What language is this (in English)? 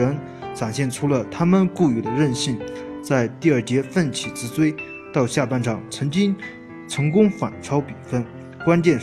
Chinese